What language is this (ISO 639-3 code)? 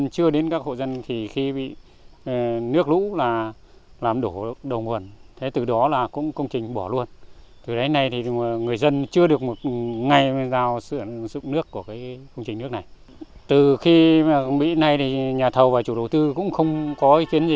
vie